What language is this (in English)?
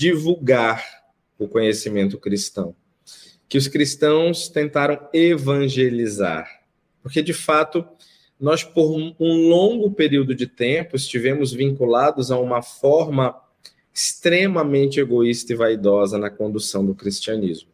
Portuguese